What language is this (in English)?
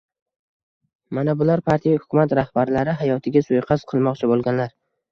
Uzbek